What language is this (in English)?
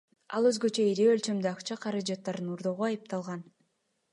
Kyrgyz